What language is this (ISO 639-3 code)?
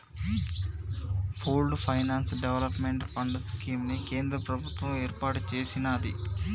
tel